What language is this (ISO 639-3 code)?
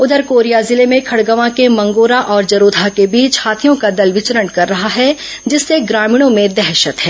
hin